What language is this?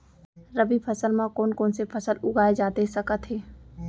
Chhattisgarhi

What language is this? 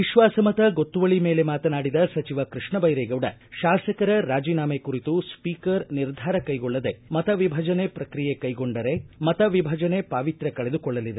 Kannada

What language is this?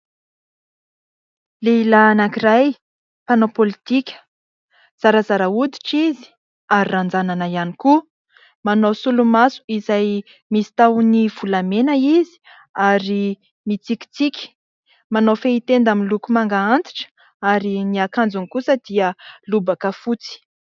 Malagasy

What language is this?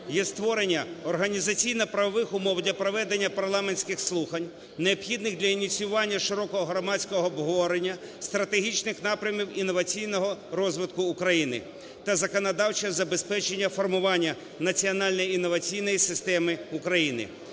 Ukrainian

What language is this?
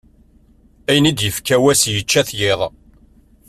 Kabyle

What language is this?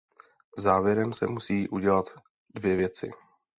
Czech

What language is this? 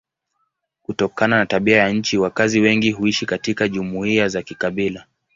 Swahili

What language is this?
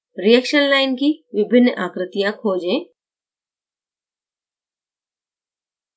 Hindi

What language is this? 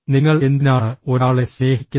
Malayalam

